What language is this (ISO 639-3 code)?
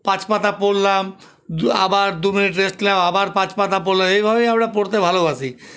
ben